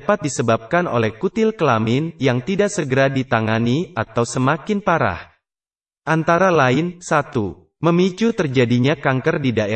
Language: Indonesian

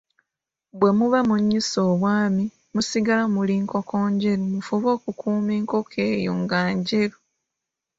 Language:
Ganda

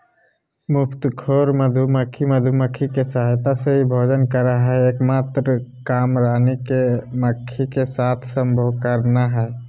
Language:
Magahi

